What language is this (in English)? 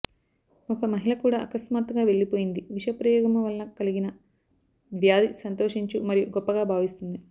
Telugu